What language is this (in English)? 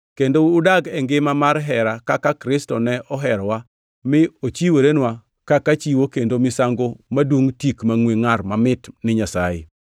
Luo (Kenya and Tanzania)